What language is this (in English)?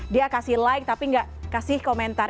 Indonesian